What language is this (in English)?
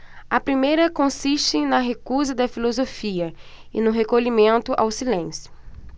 Portuguese